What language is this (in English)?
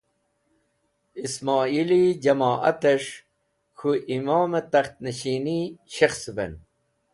Wakhi